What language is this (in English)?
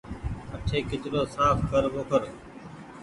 Goaria